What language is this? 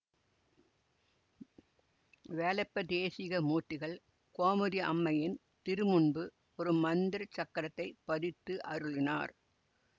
Tamil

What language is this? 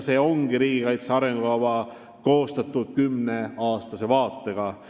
Estonian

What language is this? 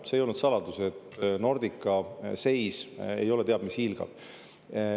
Estonian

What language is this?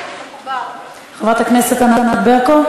Hebrew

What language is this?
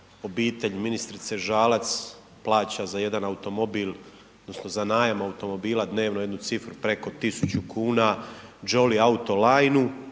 Croatian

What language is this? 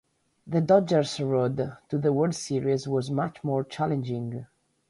English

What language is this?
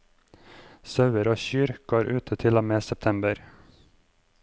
Norwegian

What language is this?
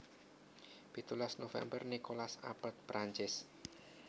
Javanese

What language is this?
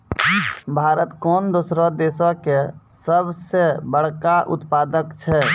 Maithili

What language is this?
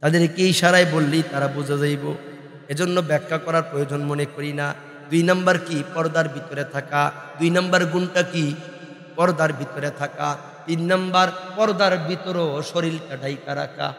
Indonesian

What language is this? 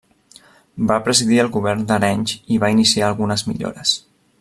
Catalan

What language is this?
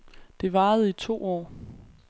Danish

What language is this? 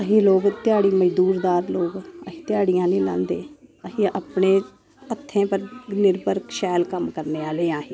Dogri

